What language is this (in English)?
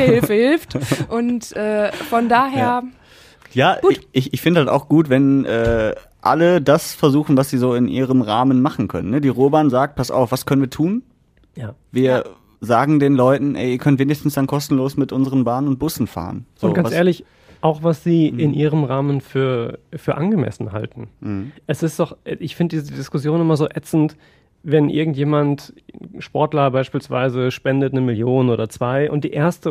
German